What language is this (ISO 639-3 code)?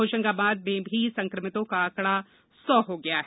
hin